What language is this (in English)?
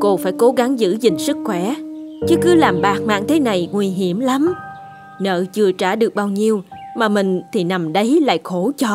Vietnamese